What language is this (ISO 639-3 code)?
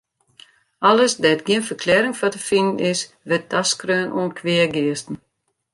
fry